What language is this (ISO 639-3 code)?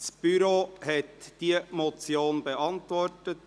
gsw